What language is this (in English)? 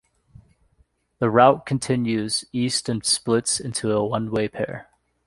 English